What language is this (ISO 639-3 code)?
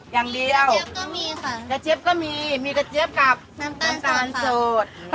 tha